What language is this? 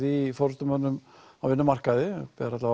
Icelandic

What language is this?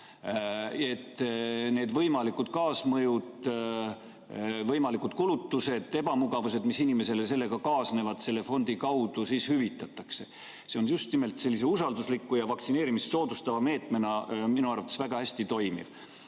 Estonian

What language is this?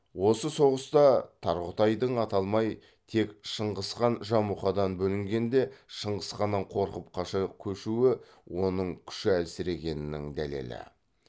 Kazakh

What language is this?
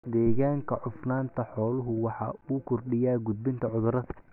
Somali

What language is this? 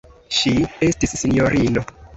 Esperanto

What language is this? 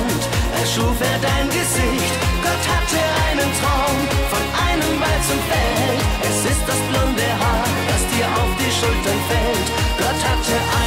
German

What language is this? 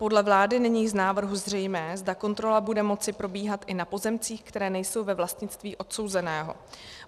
Czech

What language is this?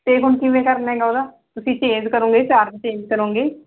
Punjabi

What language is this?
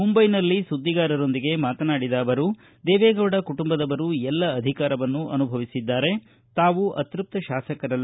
Kannada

